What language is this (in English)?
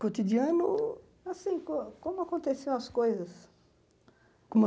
Portuguese